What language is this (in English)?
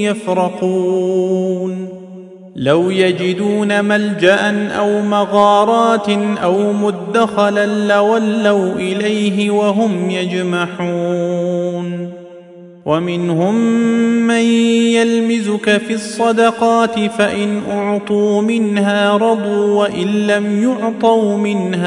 Arabic